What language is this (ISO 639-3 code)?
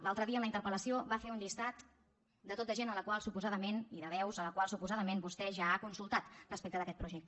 cat